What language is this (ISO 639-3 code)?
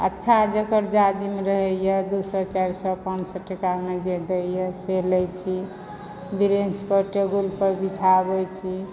mai